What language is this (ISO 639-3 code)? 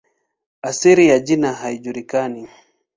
swa